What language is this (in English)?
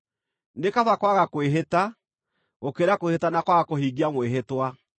Kikuyu